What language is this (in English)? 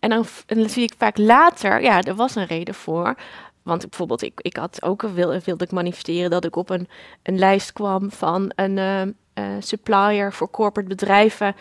Dutch